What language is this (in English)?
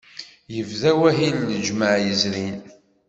Kabyle